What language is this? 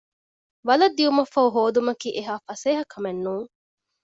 Divehi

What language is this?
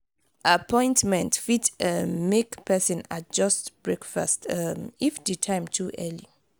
Nigerian Pidgin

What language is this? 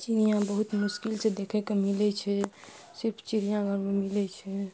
Maithili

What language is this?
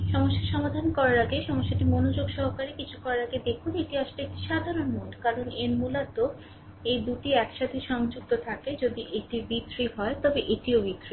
Bangla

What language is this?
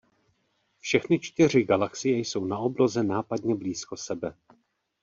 Czech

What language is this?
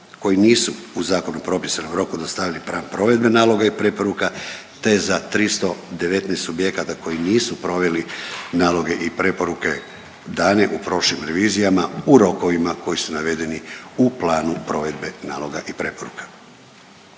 Croatian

